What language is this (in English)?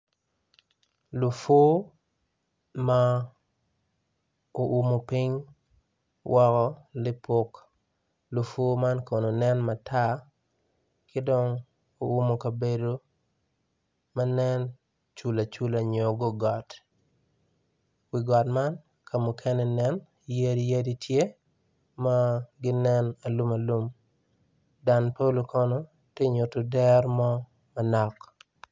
Acoli